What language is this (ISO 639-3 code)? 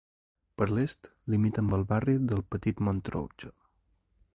cat